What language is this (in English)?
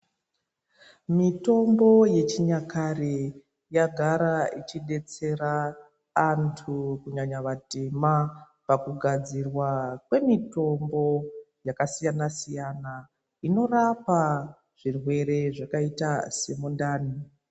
Ndau